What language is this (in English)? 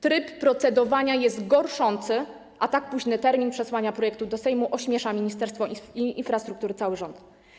Polish